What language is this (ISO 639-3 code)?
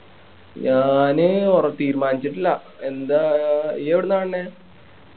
mal